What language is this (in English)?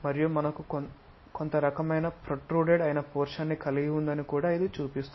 Telugu